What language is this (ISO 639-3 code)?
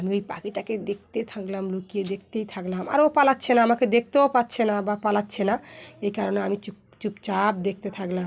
ben